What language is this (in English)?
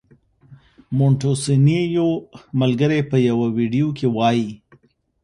Pashto